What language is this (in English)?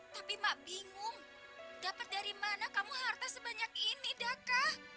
Indonesian